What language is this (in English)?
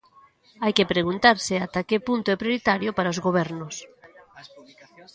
Galician